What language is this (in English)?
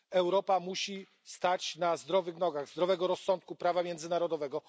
Polish